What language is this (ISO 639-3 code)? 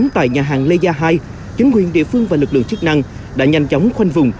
vie